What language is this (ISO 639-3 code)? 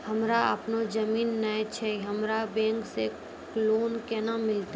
mai